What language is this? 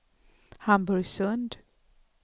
Swedish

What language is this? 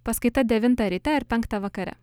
Lithuanian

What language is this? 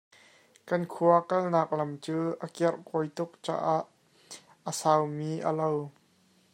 Hakha Chin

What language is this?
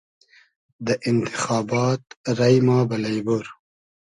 Hazaragi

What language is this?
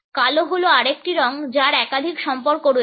Bangla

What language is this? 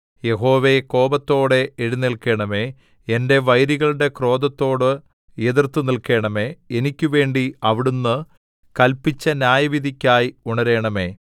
Malayalam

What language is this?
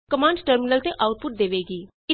Punjabi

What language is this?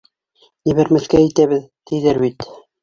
Bashkir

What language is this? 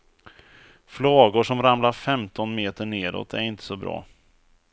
Swedish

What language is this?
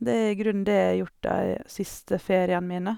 Norwegian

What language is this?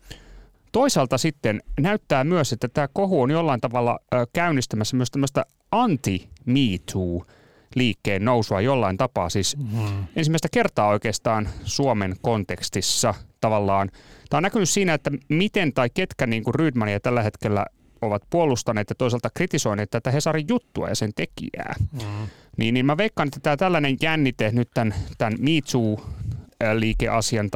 Finnish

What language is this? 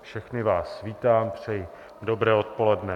Czech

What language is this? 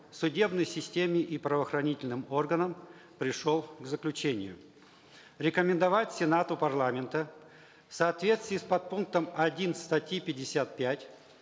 Kazakh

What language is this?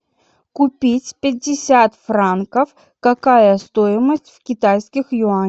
Russian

